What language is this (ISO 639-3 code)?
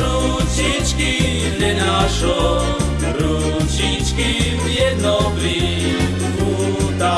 slk